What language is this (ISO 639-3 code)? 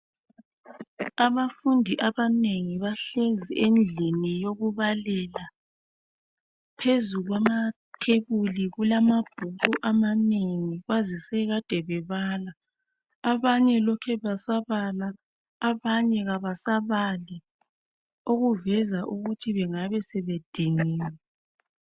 nde